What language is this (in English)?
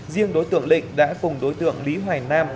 Vietnamese